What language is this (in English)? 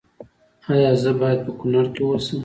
Pashto